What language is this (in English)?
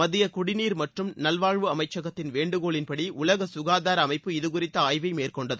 Tamil